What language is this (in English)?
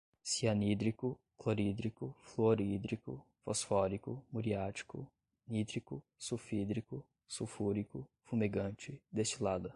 Portuguese